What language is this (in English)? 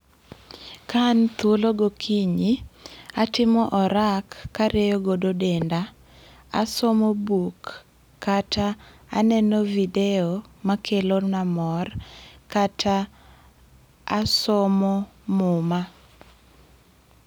Luo (Kenya and Tanzania)